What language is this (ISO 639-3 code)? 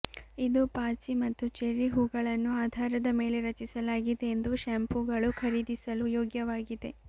kan